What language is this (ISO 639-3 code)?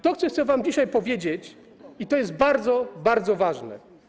pol